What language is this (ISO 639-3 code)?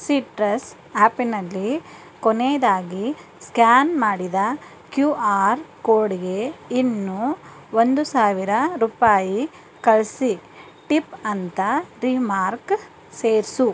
kan